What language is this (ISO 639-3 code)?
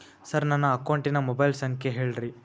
kan